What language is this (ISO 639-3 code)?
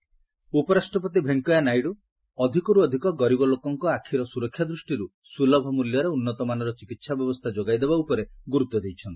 ori